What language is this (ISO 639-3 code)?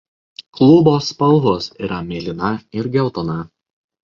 lit